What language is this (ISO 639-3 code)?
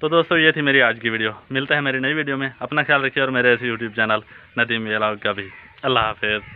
hin